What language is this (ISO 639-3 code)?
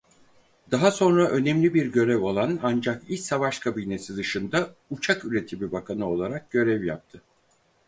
tur